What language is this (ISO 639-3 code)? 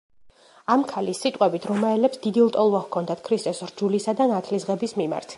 kat